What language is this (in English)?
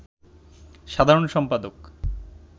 Bangla